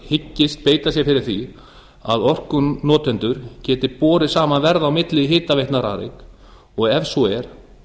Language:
Icelandic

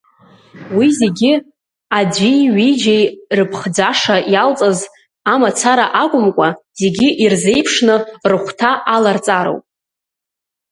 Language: Abkhazian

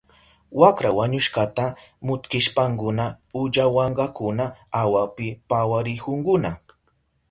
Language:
Southern Pastaza Quechua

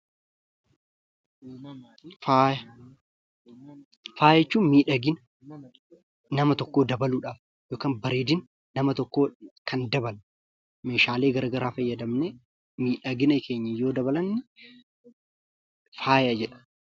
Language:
Oromo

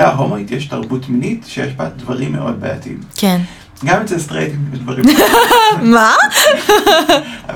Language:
Hebrew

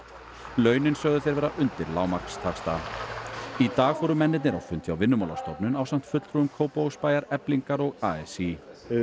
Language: Icelandic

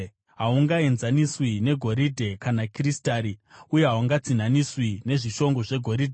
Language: Shona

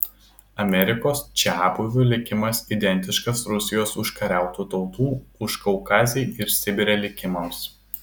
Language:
Lithuanian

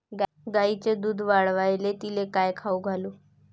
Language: Marathi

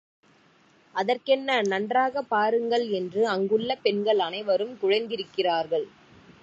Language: Tamil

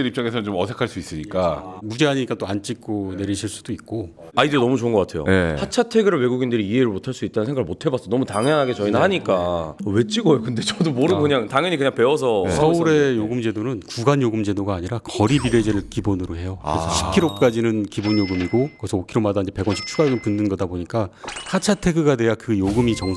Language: Korean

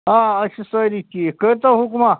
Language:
Kashmiri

